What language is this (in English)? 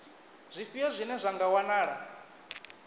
Venda